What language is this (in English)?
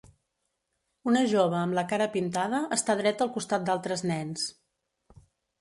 Catalan